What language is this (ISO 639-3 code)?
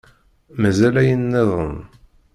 kab